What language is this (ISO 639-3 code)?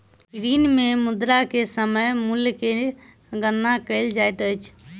mai